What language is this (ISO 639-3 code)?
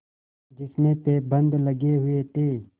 hin